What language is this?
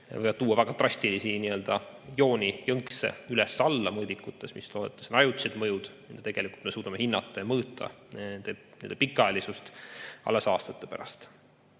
Estonian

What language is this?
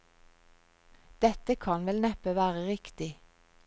Norwegian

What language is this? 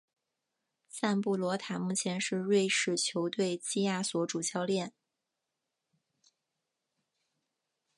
Chinese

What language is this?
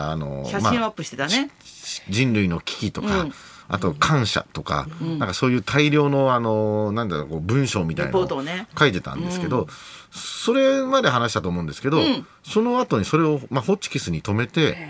Japanese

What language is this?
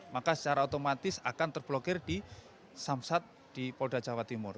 Indonesian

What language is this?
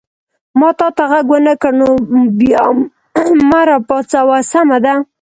Pashto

